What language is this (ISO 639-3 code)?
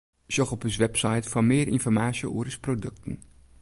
fry